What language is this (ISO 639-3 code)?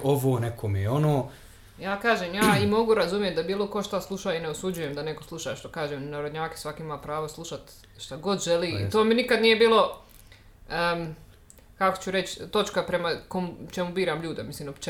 hrv